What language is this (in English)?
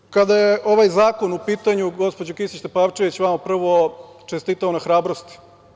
Serbian